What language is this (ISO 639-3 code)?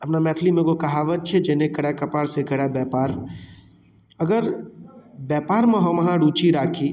mai